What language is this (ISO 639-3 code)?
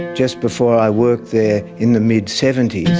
eng